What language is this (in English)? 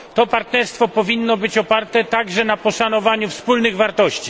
Polish